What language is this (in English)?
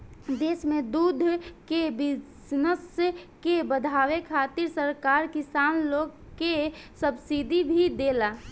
Bhojpuri